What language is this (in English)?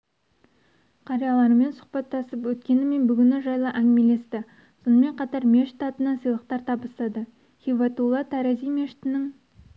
Kazakh